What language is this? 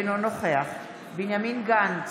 Hebrew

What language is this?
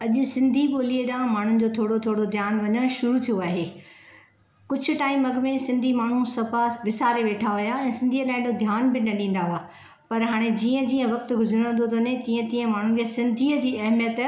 Sindhi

